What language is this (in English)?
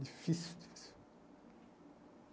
Portuguese